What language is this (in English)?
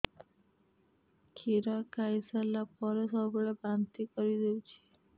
Odia